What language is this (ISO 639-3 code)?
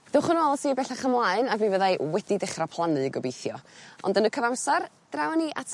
cym